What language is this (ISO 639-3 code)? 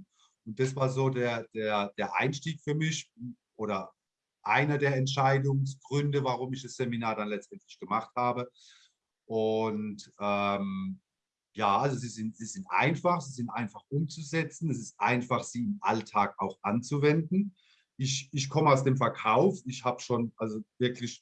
deu